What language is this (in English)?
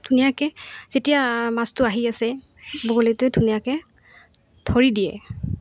Assamese